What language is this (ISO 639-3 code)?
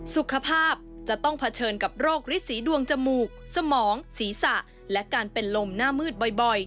tha